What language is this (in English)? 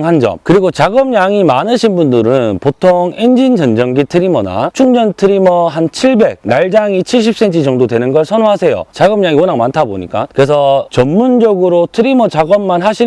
Korean